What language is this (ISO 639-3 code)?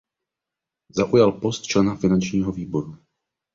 ces